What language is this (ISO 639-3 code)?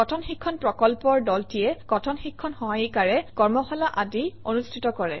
asm